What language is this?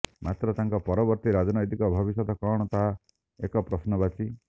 Odia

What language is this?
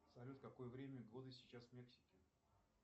Russian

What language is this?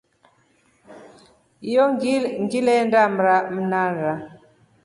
Rombo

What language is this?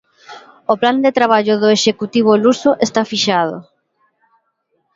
Galician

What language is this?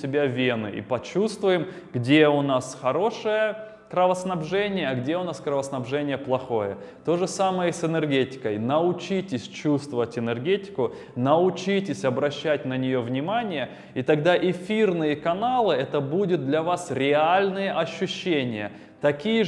Russian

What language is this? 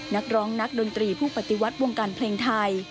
Thai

